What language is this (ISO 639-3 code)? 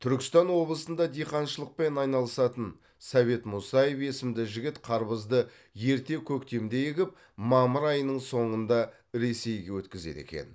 kaz